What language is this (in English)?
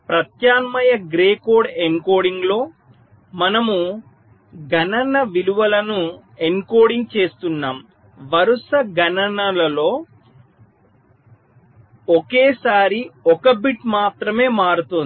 Telugu